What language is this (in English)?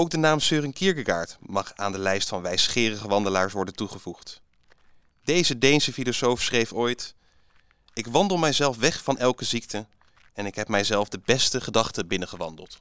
Dutch